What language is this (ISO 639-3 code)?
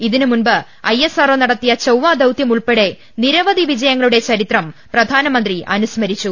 mal